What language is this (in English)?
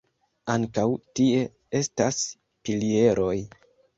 Esperanto